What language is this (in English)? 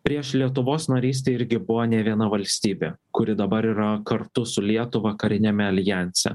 Lithuanian